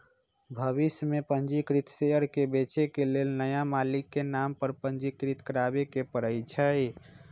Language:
Magahi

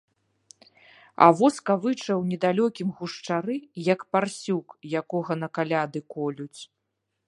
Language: Belarusian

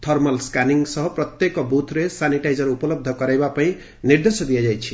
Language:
Odia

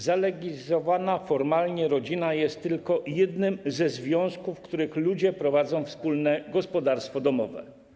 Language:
Polish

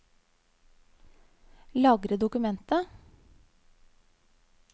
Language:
Norwegian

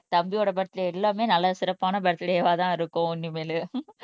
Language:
Tamil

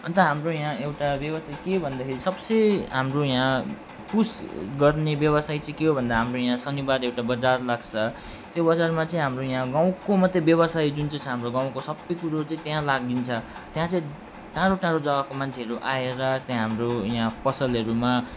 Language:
Nepali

